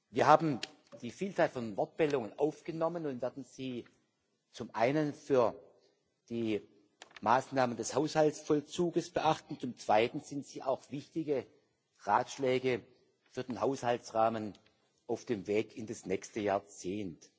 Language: German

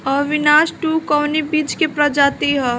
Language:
Bhojpuri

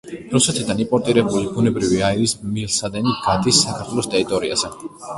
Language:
Georgian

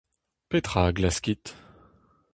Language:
Breton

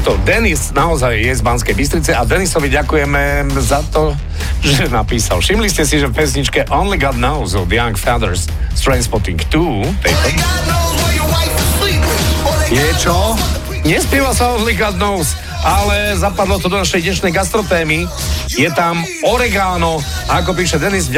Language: Slovak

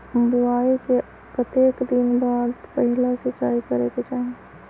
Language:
Magahi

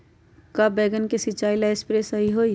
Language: Magahi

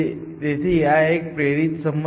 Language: Gujarati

